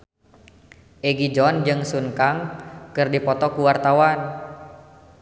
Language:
Sundanese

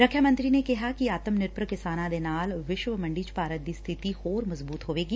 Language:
Punjabi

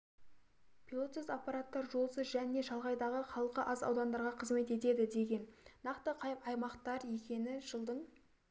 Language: Kazakh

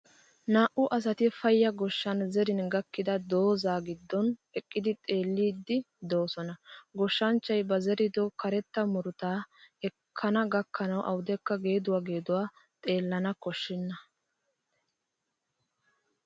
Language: Wolaytta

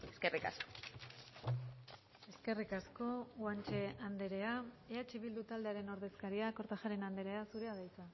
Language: Basque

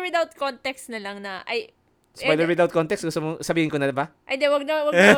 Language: Filipino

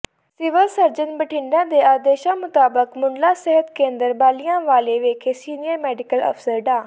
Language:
Punjabi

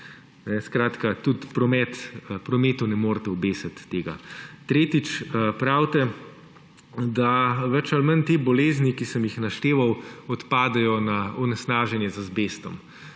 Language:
Slovenian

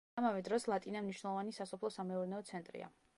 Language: Georgian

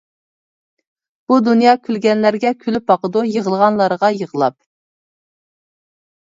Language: Uyghur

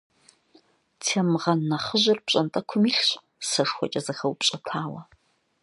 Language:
Kabardian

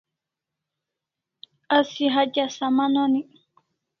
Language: Kalasha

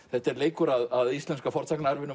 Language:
Icelandic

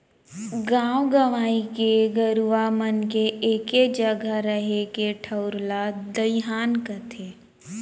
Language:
Chhattisgarhi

